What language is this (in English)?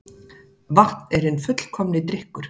Icelandic